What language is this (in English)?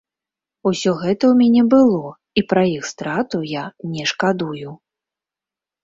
Belarusian